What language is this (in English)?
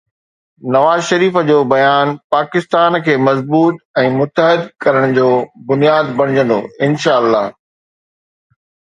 Sindhi